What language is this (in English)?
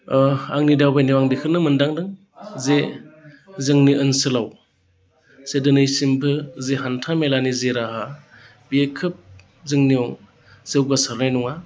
Bodo